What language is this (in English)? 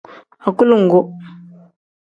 Tem